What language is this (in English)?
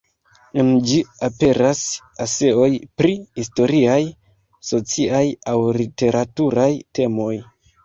Esperanto